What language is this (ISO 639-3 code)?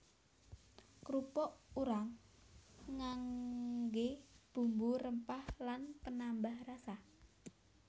jav